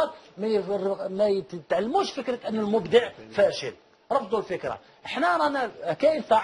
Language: Arabic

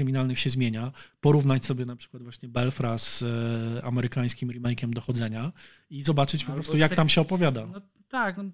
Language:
Polish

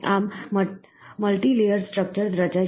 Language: Gujarati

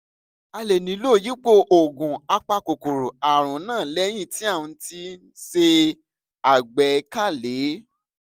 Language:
Yoruba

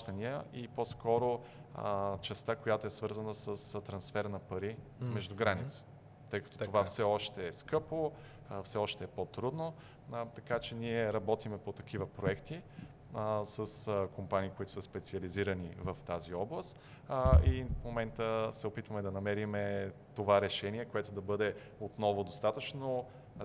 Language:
Bulgarian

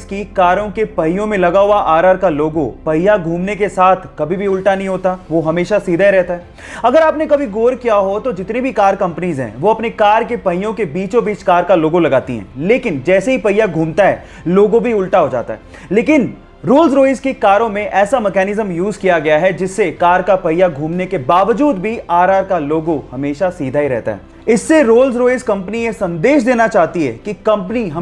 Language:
Hindi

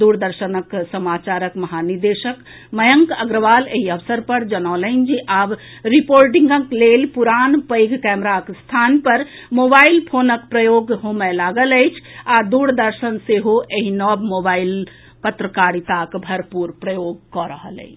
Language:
Maithili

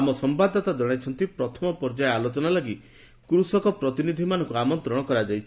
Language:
Odia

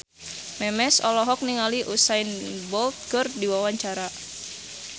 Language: Sundanese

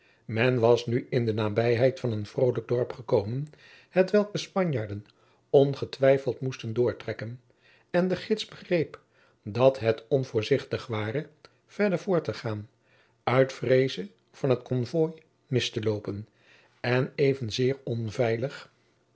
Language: Dutch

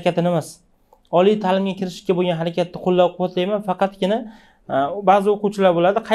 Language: Turkish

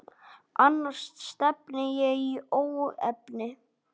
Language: Icelandic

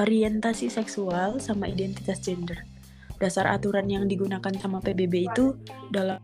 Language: Indonesian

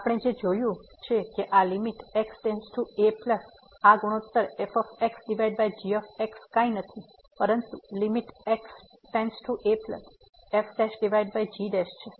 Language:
Gujarati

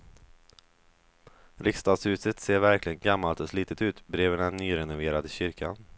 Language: Swedish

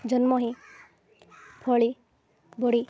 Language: Odia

